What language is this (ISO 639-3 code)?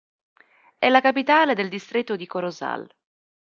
ita